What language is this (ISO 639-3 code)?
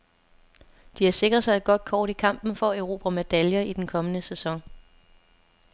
dan